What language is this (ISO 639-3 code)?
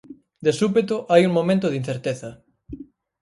glg